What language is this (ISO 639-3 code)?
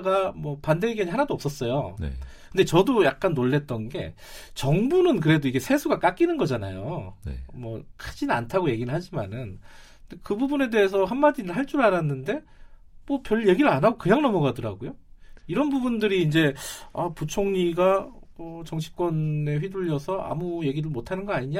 kor